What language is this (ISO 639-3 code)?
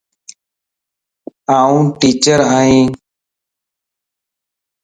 lss